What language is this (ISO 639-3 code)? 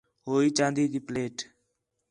xhe